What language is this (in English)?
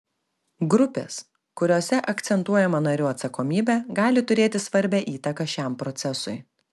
Lithuanian